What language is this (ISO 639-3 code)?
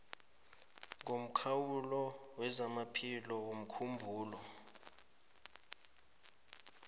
nbl